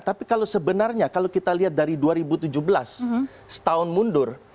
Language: Indonesian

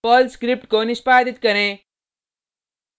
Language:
Hindi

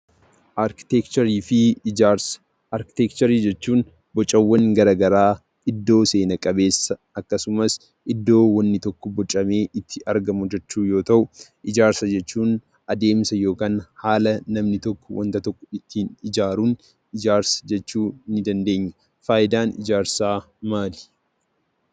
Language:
Oromo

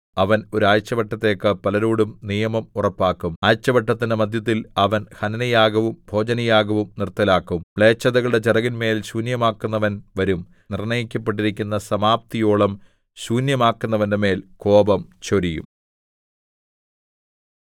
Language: Malayalam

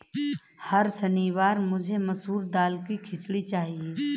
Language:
Hindi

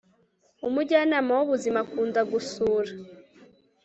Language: Kinyarwanda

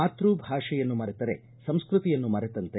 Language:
Kannada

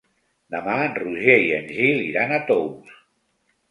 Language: Catalan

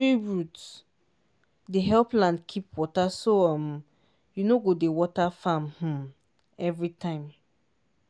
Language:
Nigerian Pidgin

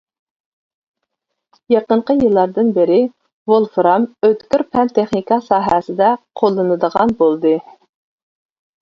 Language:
Uyghur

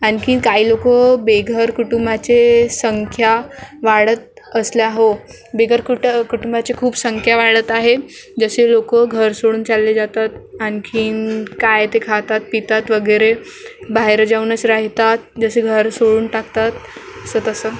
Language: Marathi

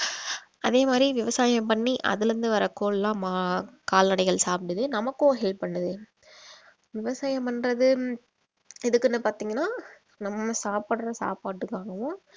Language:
Tamil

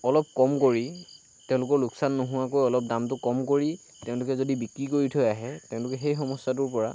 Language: Assamese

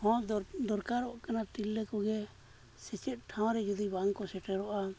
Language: Santali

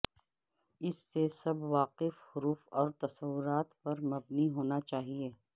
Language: Urdu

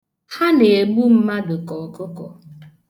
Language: Igbo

